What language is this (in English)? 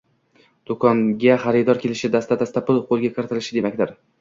Uzbek